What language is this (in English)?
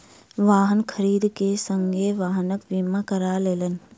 Maithili